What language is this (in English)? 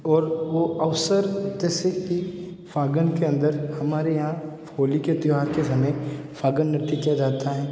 Hindi